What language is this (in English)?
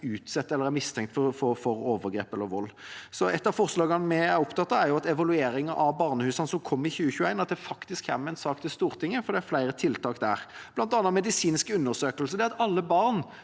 Norwegian